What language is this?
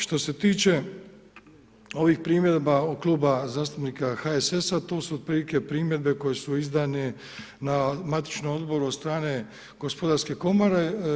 Croatian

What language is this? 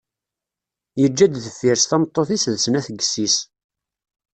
Kabyle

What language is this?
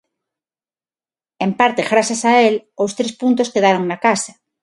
Galician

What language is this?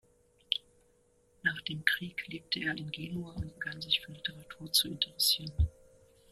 German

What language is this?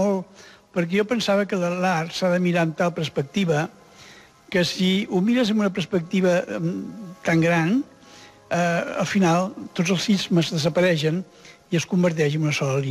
Spanish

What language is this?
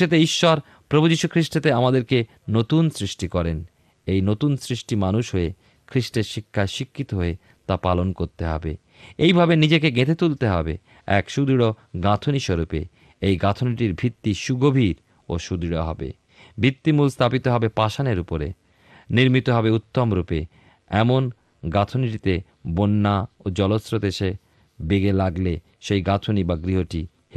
Bangla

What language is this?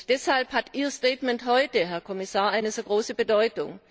German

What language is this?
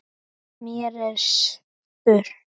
Icelandic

